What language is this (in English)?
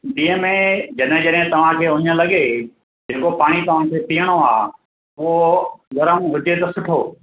Sindhi